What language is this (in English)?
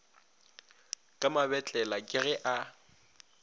Northern Sotho